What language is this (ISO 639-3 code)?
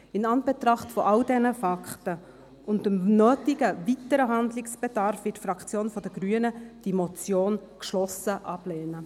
gsw